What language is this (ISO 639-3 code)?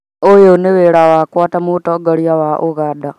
kik